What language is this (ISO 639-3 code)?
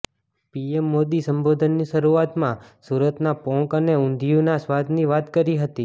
guj